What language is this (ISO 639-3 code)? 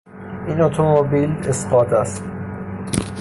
fas